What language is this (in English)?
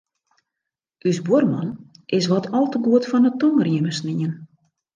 Western Frisian